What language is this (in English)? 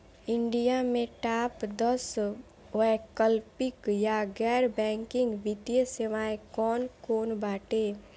Bhojpuri